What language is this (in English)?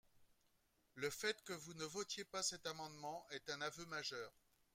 French